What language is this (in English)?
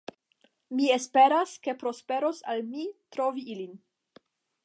Esperanto